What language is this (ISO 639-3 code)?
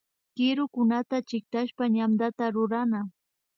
qvi